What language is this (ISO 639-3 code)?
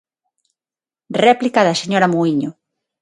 glg